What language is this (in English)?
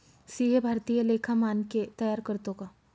Marathi